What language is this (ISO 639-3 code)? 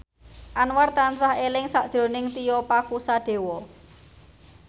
jav